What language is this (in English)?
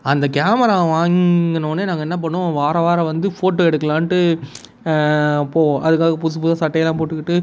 Tamil